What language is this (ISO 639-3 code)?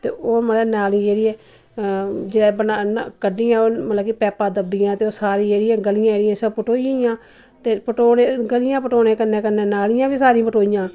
doi